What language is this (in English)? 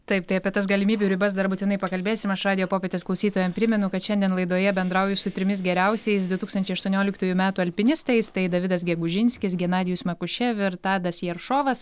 Lithuanian